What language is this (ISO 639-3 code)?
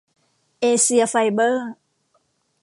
tha